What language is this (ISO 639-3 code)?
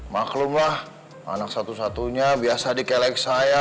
ind